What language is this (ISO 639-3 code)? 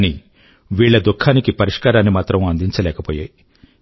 tel